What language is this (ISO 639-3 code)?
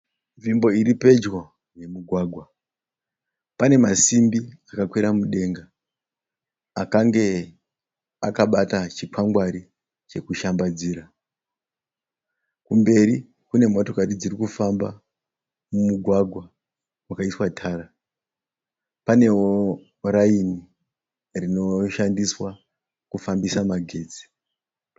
sna